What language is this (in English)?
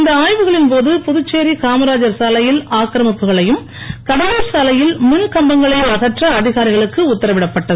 Tamil